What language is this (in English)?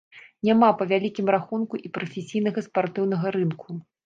Belarusian